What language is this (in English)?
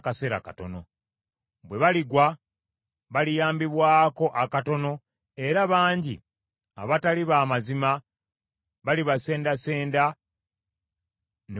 Ganda